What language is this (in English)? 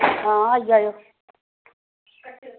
Dogri